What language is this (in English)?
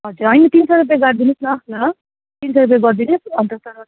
Nepali